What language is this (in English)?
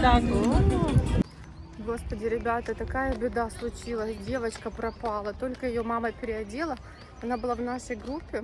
Russian